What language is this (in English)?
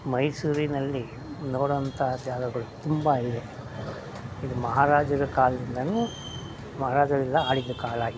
Kannada